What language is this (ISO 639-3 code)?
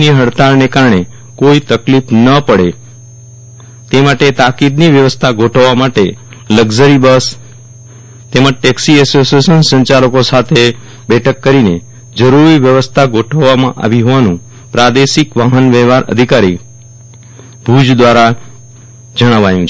guj